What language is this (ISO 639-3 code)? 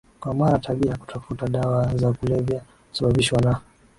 swa